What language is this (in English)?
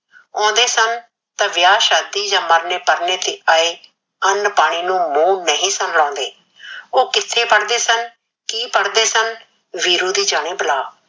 Punjabi